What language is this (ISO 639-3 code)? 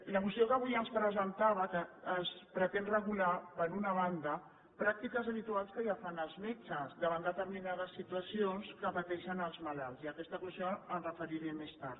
cat